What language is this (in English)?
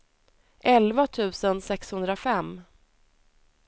Swedish